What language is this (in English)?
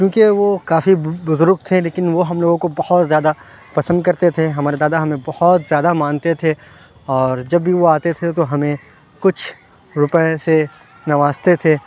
Urdu